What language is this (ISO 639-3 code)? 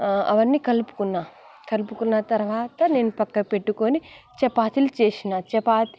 tel